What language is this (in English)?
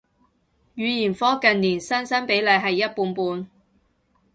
Cantonese